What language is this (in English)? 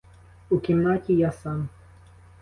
Ukrainian